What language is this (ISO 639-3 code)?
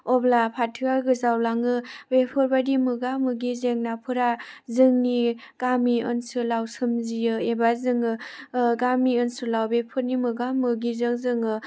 brx